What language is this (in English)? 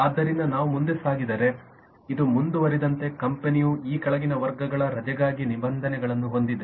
Kannada